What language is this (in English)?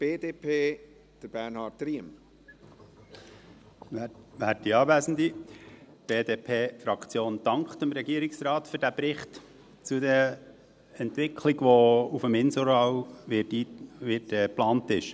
Swiss German